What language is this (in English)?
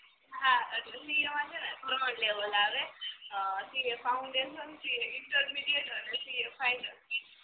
Gujarati